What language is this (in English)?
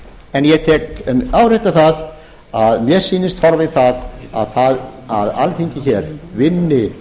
Icelandic